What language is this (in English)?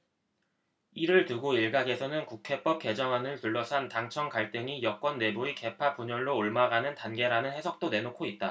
Korean